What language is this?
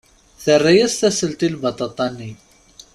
Kabyle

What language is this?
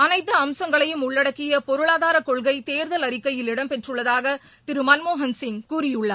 Tamil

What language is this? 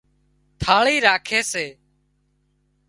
Wadiyara Koli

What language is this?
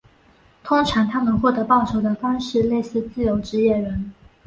Chinese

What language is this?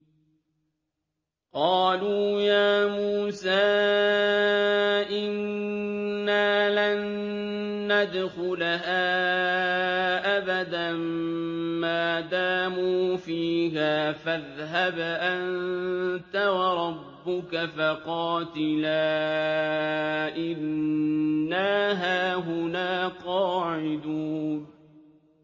Arabic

